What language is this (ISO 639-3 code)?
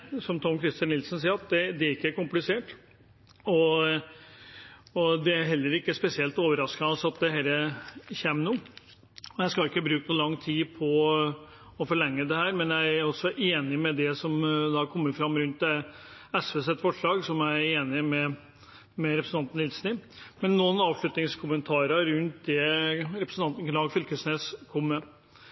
nob